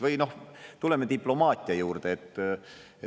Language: Estonian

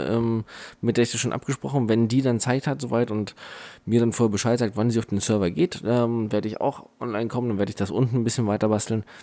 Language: German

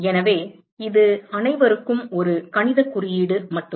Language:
Tamil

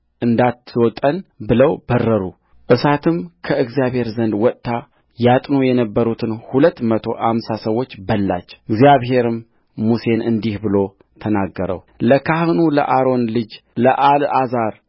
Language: Amharic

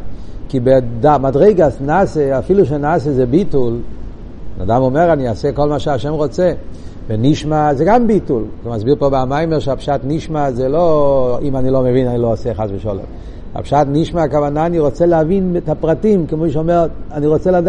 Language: Hebrew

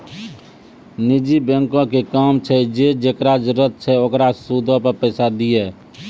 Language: Maithili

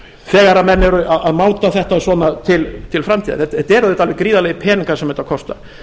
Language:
Icelandic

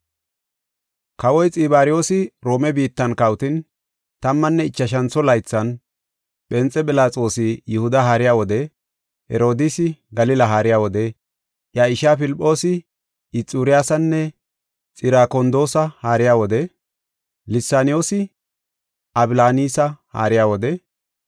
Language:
Gofa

